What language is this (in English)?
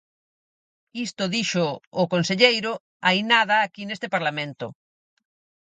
Galician